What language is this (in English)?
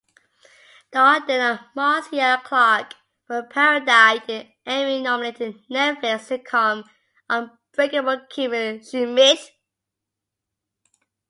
English